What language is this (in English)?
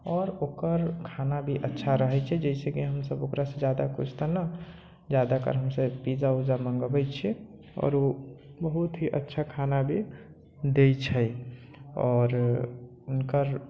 Maithili